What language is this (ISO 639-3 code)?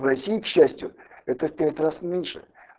rus